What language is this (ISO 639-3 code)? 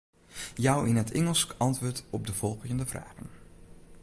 fry